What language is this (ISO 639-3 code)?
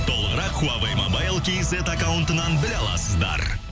kaz